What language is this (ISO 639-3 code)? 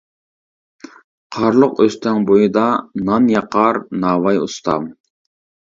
uig